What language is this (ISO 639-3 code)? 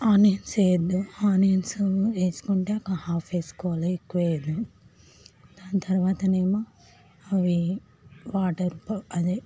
tel